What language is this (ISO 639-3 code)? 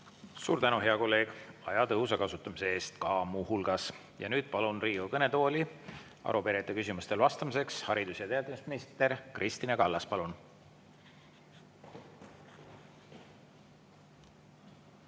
est